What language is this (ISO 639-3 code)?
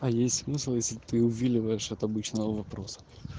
rus